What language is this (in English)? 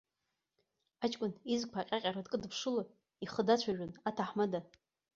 Abkhazian